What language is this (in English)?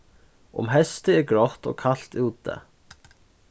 Faroese